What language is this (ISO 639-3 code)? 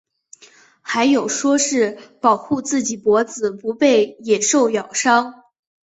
zho